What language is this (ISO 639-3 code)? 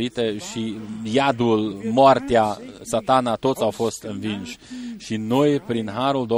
ron